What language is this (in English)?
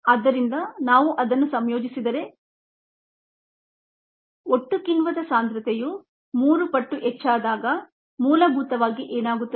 Kannada